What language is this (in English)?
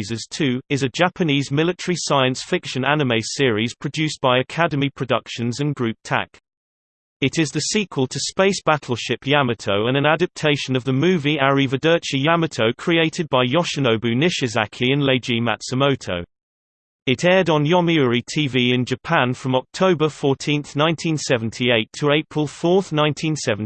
English